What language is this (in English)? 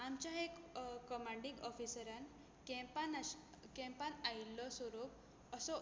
Konkani